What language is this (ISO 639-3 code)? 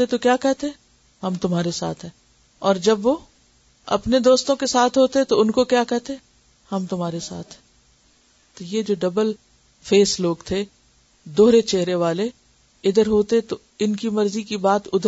urd